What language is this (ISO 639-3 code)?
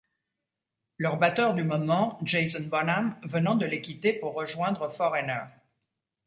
fra